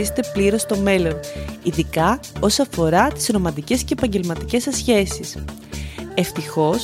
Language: Greek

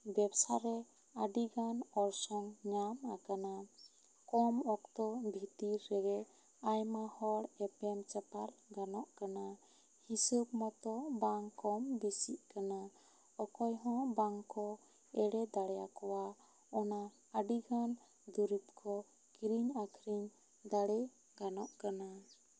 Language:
Santali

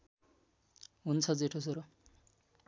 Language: Nepali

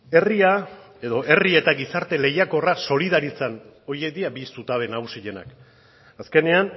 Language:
Basque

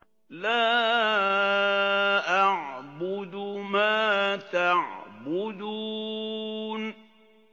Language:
Arabic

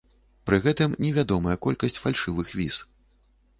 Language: Belarusian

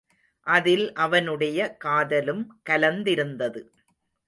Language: Tamil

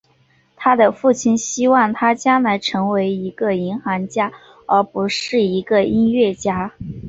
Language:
Chinese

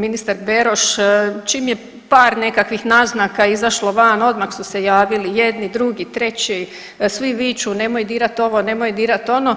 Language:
Croatian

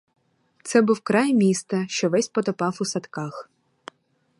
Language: Ukrainian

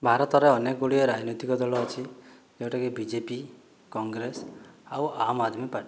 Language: Odia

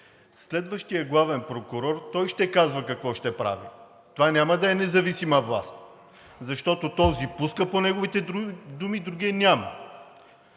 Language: Bulgarian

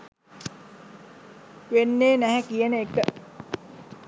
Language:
Sinhala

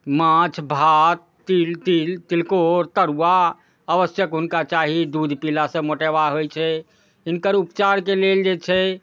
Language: Maithili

